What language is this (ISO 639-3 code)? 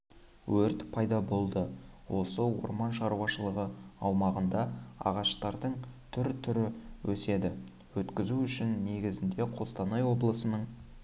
kaz